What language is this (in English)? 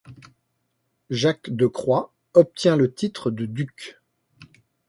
French